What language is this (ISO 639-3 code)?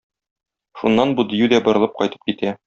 tat